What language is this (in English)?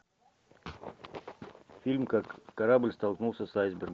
Russian